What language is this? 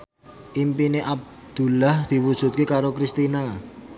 Javanese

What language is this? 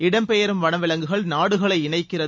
Tamil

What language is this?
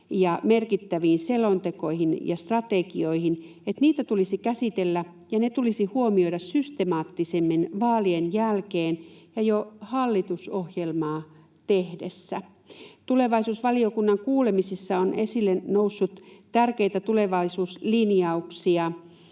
Finnish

